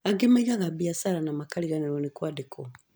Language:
Kikuyu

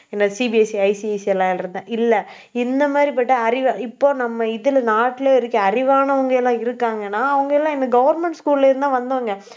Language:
Tamil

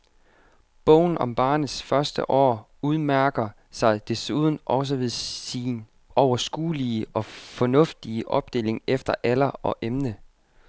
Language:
Danish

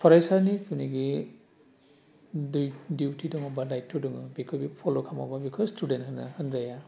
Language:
Bodo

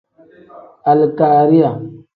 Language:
Tem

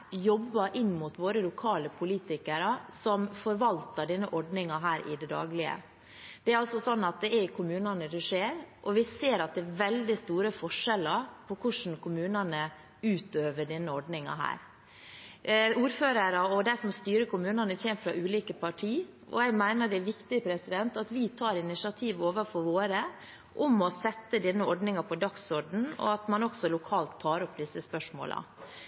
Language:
Norwegian Bokmål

